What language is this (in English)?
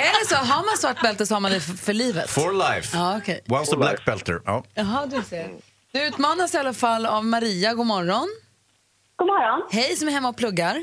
Swedish